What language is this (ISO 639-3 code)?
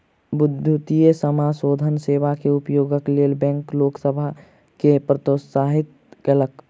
mai